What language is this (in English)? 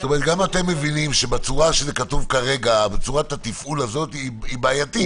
Hebrew